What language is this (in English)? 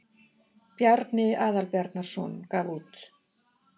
Icelandic